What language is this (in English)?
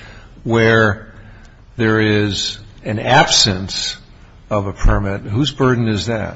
English